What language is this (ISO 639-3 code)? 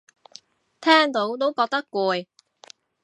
yue